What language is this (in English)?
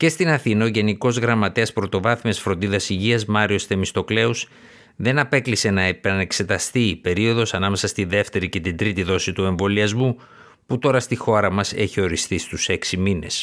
Greek